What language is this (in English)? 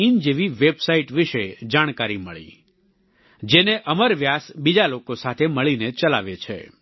Gujarati